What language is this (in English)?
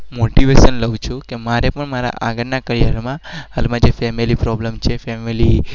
Gujarati